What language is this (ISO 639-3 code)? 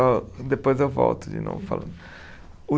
por